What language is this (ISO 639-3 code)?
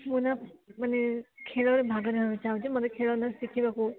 ori